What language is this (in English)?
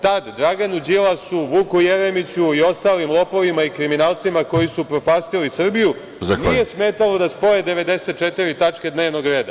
Serbian